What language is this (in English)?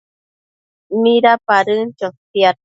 Matsés